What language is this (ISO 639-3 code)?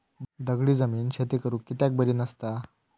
mar